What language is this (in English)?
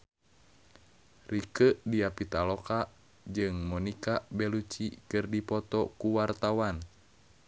Sundanese